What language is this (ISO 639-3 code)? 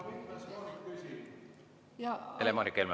est